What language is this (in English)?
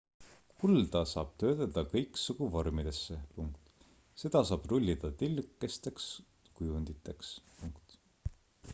Estonian